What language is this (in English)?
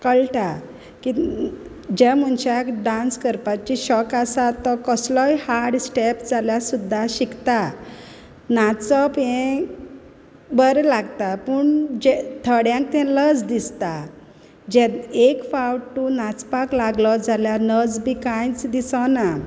Konkani